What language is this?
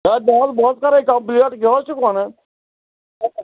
Kashmiri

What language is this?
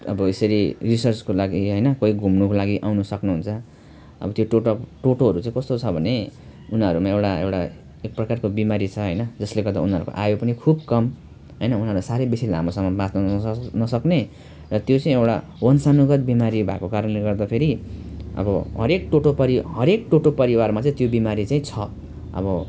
Nepali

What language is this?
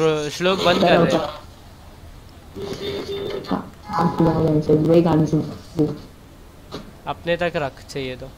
Hindi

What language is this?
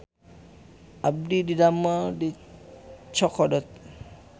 Sundanese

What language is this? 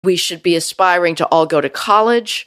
Hebrew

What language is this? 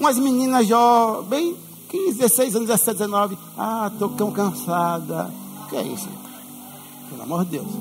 Portuguese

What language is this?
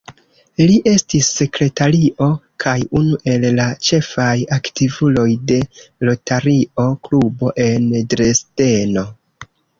Esperanto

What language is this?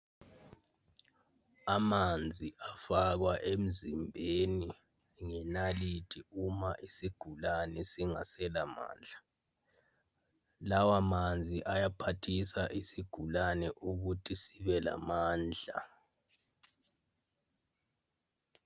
North Ndebele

